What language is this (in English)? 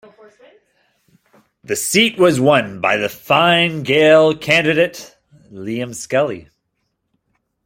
English